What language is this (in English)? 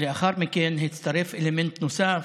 Hebrew